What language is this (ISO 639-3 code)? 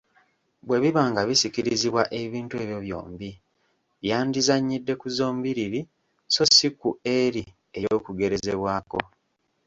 lug